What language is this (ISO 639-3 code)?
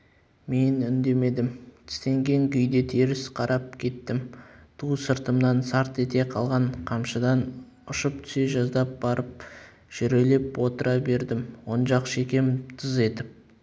kaz